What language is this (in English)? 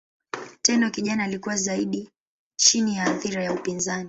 Swahili